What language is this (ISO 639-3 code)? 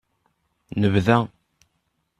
kab